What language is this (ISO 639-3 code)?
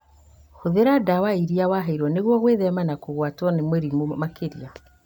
kik